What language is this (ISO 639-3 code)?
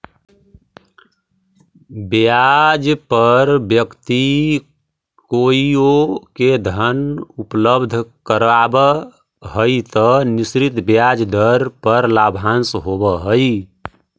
mag